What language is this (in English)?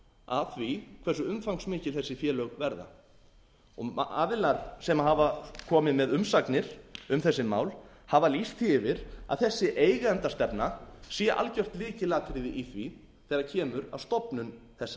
Icelandic